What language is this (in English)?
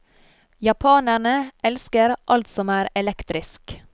Norwegian